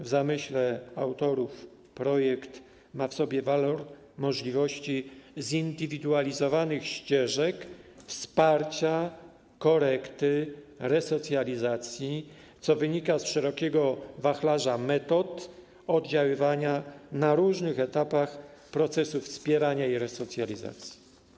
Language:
Polish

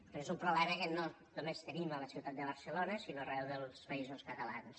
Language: Catalan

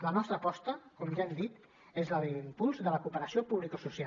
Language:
Catalan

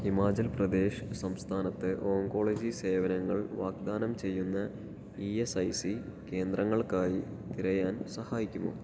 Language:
Malayalam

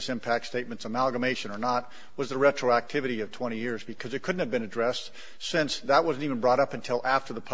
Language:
English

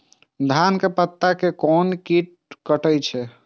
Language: Maithili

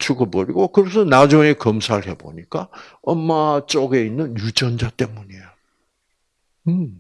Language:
Korean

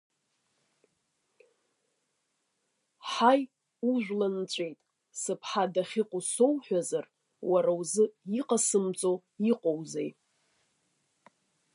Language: Abkhazian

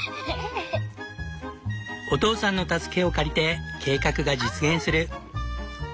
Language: Japanese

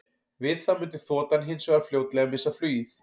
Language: Icelandic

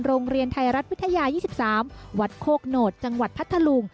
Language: Thai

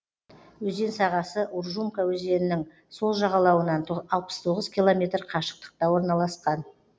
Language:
Kazakh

